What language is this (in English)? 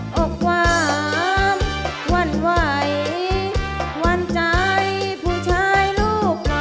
Thai